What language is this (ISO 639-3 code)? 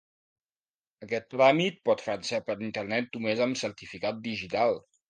cat